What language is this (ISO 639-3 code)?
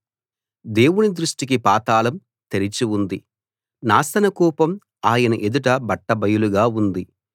tel